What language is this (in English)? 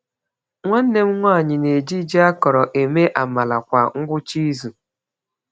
Igbo